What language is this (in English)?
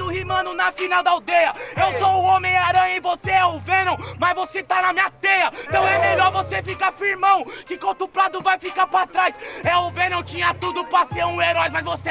Portuguese